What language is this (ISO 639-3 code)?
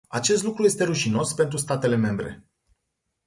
ron